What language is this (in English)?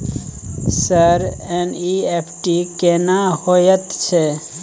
Maithili